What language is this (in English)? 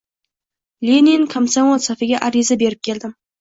Uzbek